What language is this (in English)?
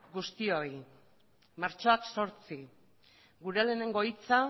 Basque